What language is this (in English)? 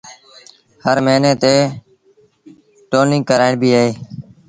Sindhi Bhil